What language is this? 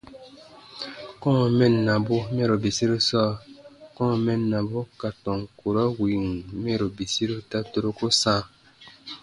Baatonum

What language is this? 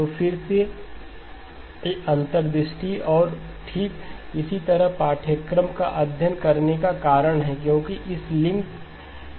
Hindi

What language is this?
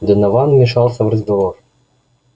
Russian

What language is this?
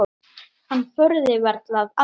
Icelandic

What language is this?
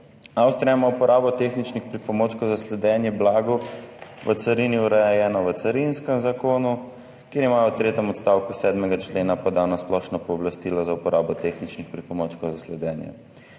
Slovenian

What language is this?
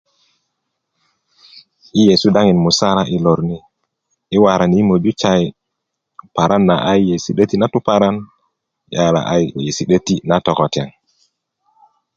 Kuku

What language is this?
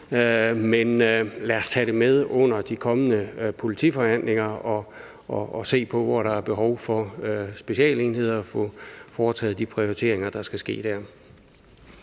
Danish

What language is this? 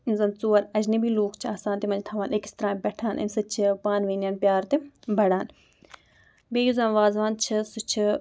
Kashmiri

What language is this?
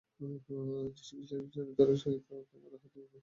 Bangla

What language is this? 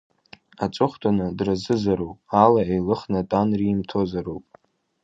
Abkhazian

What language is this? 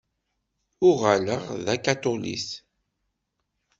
Kabyle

